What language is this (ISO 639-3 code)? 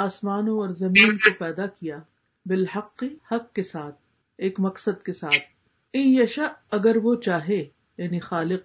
urd